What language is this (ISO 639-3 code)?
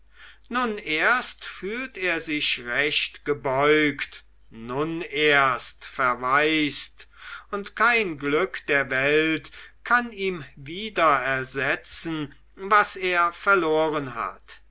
deu